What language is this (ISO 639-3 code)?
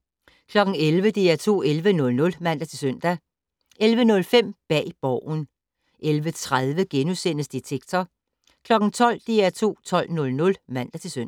dan